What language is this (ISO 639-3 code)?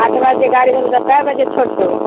mai